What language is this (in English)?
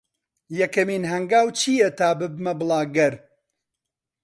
Central Kurdish